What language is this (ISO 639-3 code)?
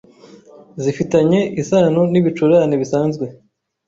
kin